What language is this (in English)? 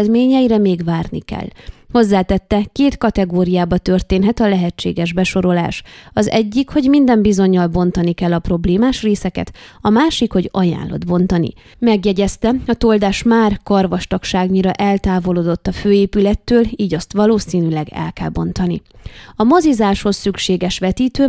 Hungarian